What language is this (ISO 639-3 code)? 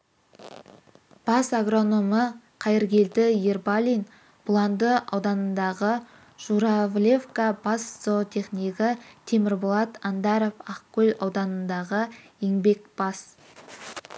kaz